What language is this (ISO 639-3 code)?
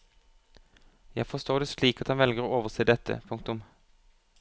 nor